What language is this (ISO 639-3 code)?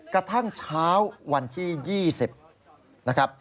tha